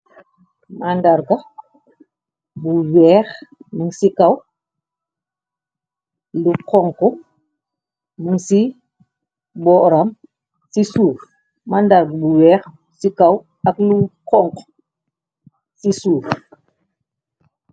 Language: Wolof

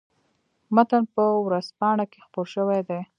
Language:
Pashto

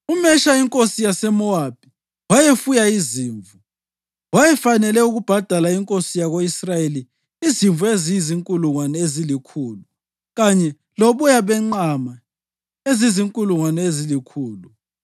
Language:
North Ndebele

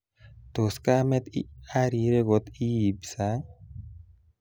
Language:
Kalenjin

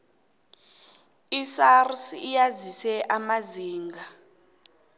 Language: South Ndebele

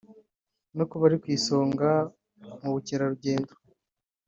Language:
Kinyarwanda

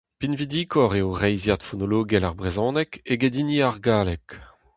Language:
Breton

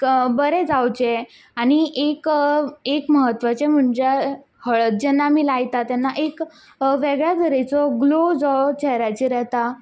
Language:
Konkani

